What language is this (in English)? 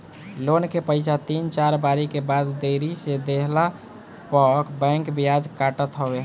Bhojpuri